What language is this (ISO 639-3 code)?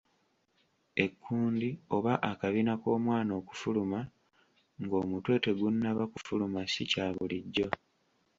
lug